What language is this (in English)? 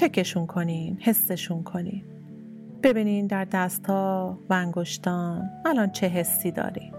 Persian